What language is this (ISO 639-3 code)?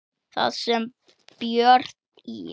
isl